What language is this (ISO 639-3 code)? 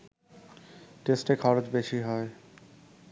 ben